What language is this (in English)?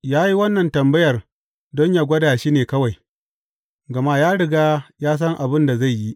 Hausa